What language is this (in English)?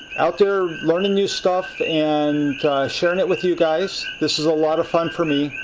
English